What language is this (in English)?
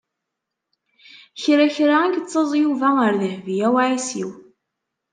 Kabyle